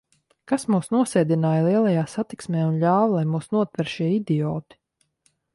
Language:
Latvian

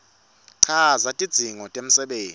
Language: Swati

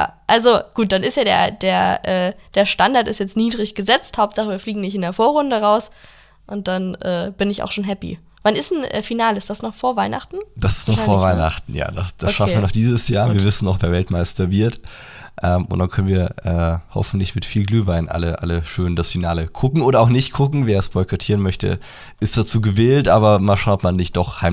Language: German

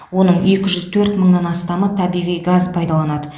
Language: Kazakh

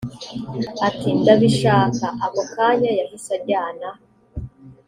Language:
Kinyarwanda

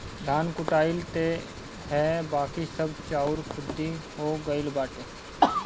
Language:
Bhojpuri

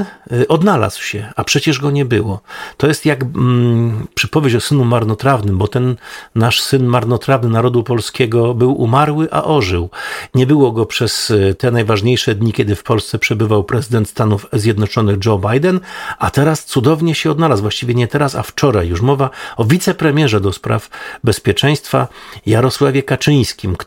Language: Polish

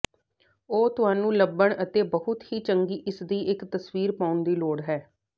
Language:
Punjabi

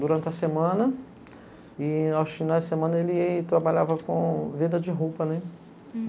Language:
Portuguese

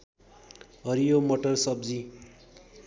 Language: Nepali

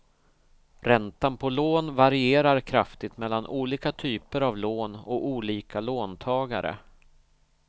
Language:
Swedish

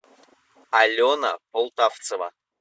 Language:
Russian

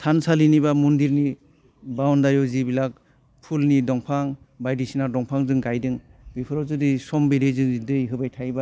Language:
Bodo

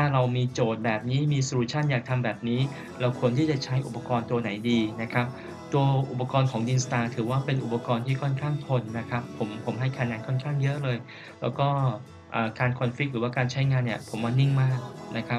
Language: Thai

